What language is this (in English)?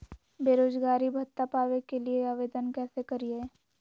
Magahi